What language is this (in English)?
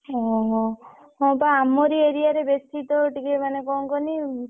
Odia